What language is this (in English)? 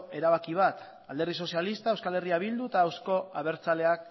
Basque